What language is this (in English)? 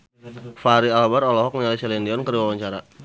Sundanese